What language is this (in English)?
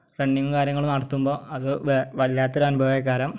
Malayalam